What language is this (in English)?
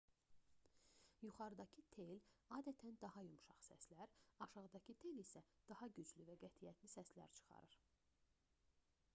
Azerbaijani